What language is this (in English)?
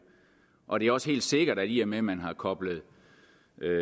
Danish